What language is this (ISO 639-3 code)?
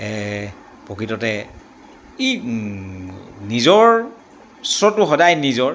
asm